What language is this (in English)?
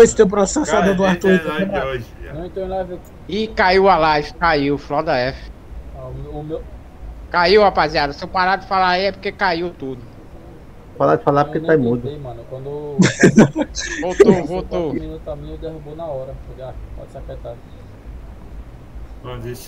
Portuguese